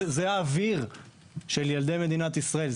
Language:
Hebrew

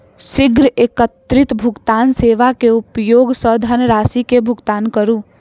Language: Maithili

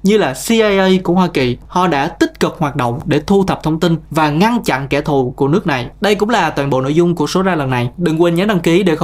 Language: Vietnamese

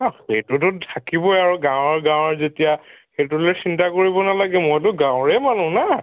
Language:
Assamese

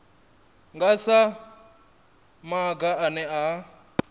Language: Venda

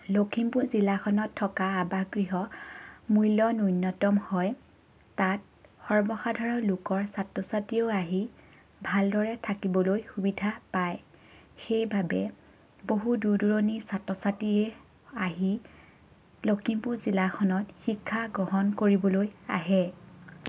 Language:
Assamese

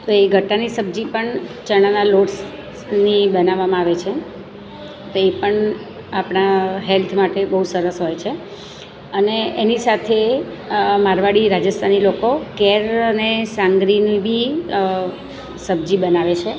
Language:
Gujarati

